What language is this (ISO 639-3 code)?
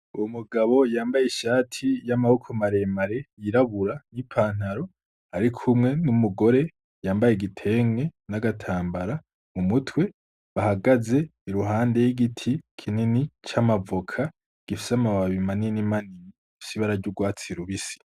run